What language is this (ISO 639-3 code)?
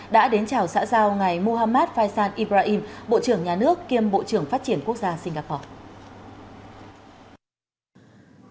vie